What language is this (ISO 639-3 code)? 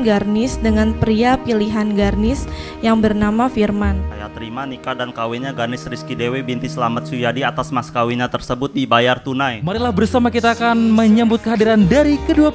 ind